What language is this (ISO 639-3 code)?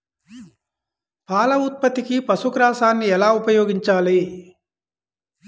tel